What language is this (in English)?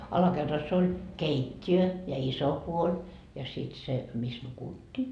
Finnish